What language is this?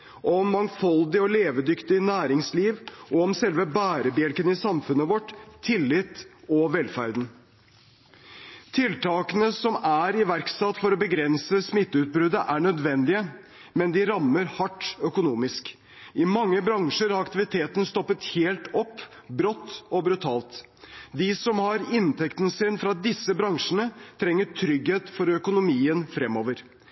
Norwegian Bokmål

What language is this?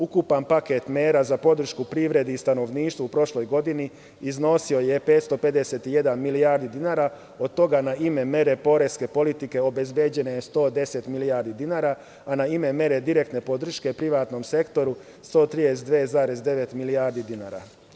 Serbian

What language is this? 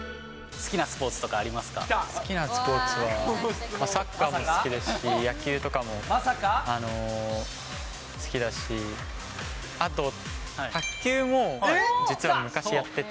Japanese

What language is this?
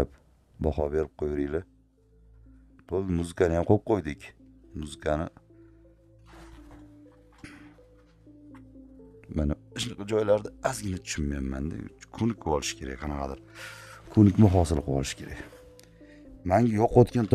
Turkish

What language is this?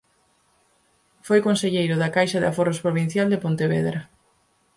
Galician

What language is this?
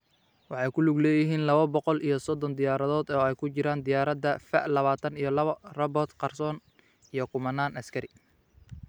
Somali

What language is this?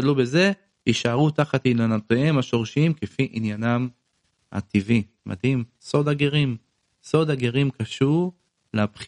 Hebrew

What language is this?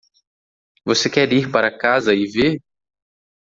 Portuguese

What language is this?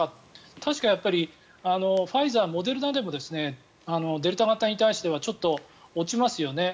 Japanese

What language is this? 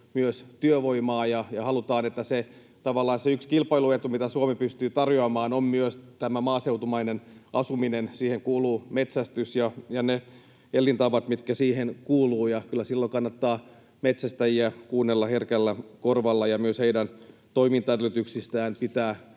Finnish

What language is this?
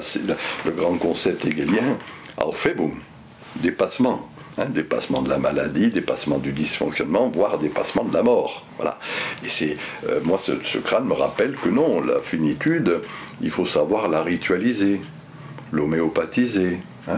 French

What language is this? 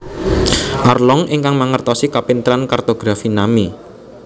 Javanese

